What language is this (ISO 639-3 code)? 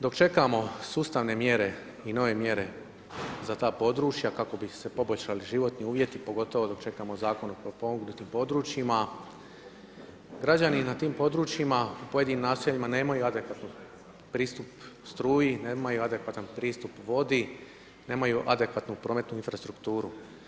hrv